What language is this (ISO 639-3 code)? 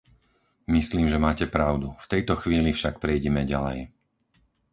slk